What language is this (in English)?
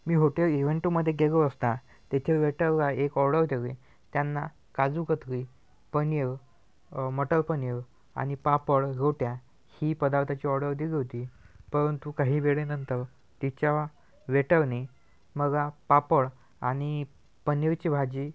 Marathi